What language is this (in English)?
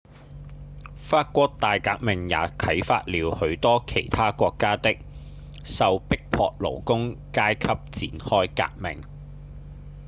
Cantonese